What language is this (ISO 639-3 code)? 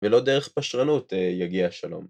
heb